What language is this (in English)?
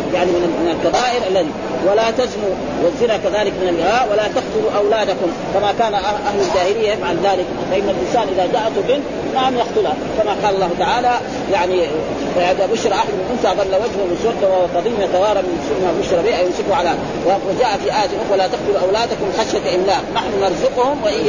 Arabic